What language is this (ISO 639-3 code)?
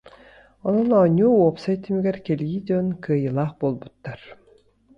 sah